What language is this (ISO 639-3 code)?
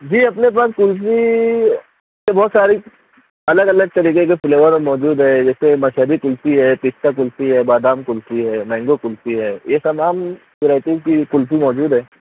urd